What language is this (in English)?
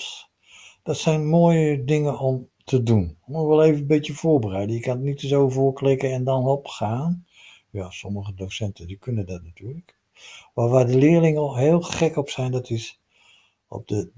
Dutch